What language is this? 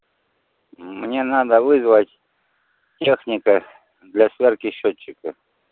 Russian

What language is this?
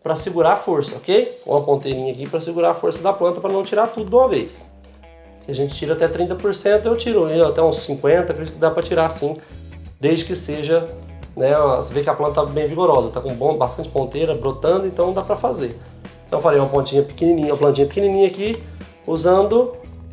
Portuguese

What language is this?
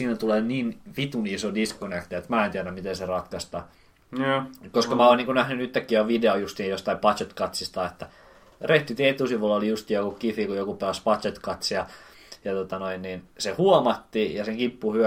Finnish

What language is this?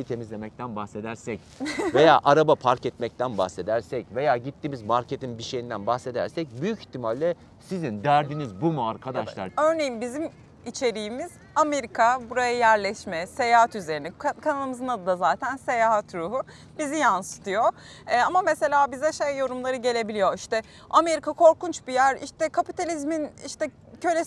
Turkish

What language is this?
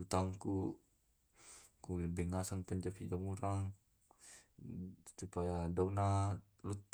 Tae'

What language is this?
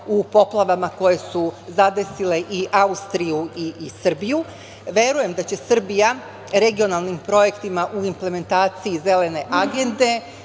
Serbian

